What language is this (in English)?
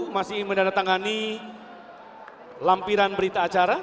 Indonesian